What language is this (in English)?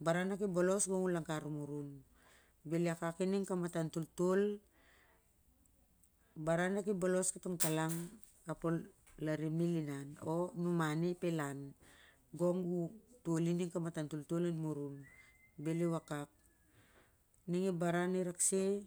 Siar-Lak